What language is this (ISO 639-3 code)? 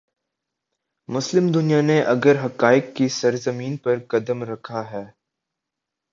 urd